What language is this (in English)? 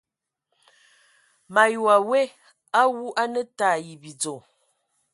Ewondo